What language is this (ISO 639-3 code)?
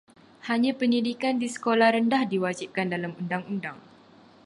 msa